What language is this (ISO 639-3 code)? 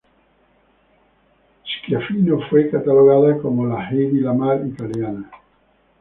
spa